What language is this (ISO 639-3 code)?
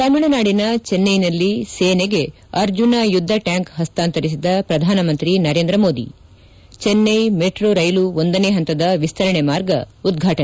kan